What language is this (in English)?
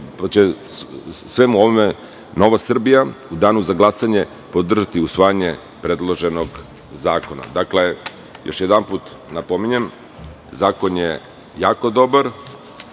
Serbian